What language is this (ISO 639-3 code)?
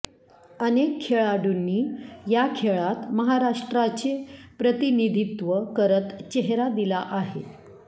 mar